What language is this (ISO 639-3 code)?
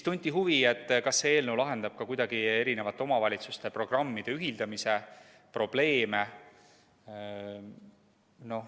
est